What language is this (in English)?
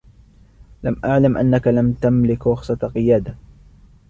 Arabic